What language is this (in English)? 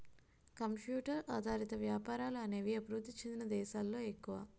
Telugu